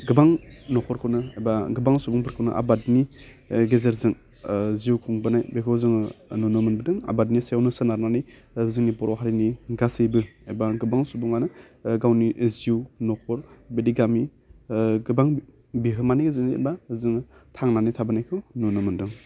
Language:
Bodo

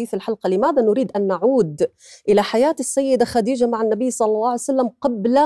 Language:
Arabic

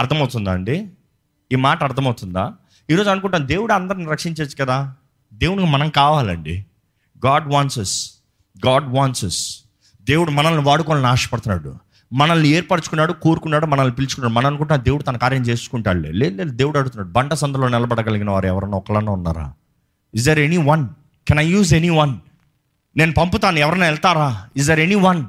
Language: Telugu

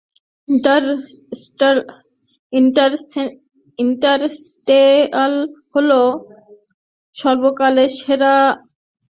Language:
Bangla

